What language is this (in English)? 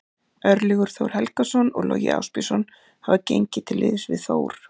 Icelandic